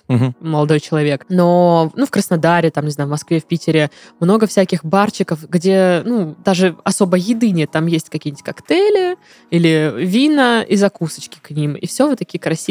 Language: Russian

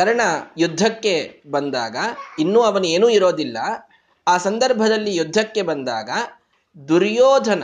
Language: Kannada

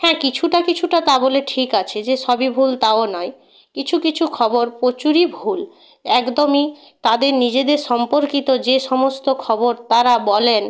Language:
Bangla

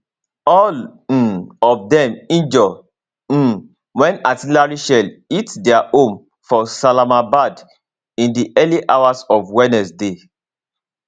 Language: Nigerian Pidgin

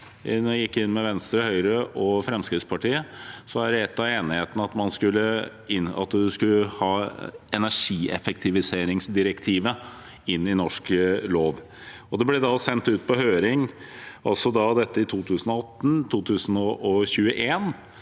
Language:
Norwegian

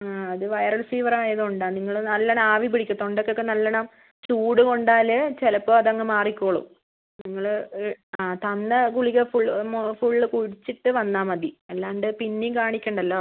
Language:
Malayalam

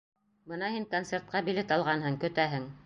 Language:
Bashkir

